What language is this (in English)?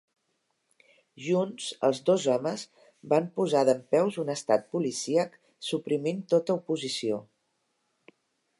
Catalan